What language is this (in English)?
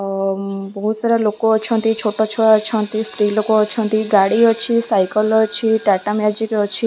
Odia